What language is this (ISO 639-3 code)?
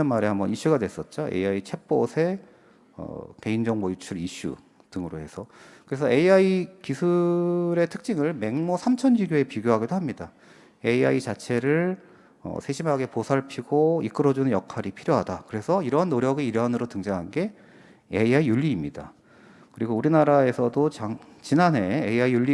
kor